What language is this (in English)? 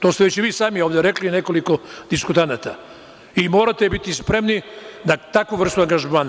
Serbian